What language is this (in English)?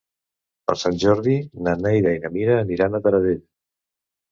Catalan